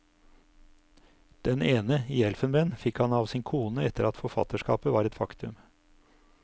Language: Norwegian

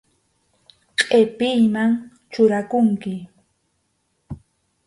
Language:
Arequipa-La Unión Quechua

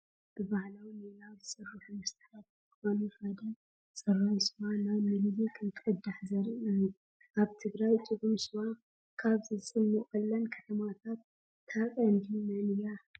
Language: Tigrinya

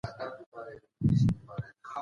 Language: Pashto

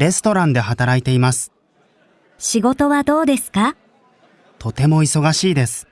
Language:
Japanese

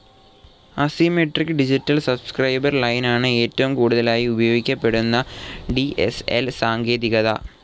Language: Malayalam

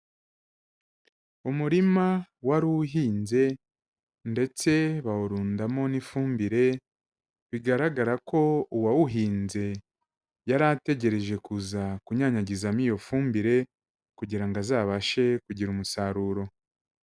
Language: Kinyarwanda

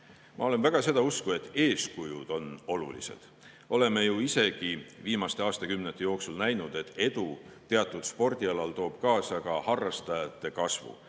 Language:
Estonian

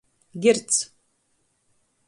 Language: Latgalian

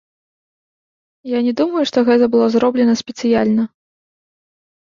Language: Belarusian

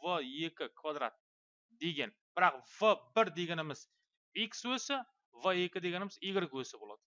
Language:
Turkish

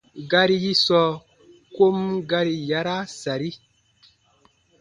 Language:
Baatonum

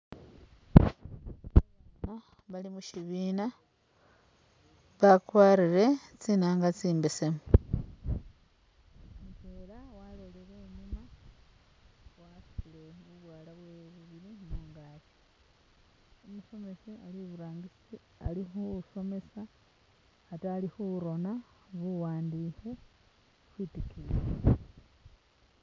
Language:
Masaaba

